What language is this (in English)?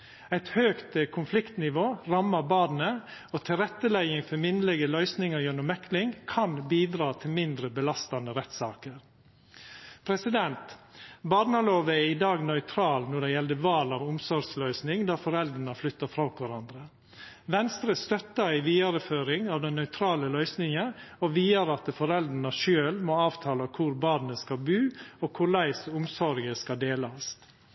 Norwegian Nynorsk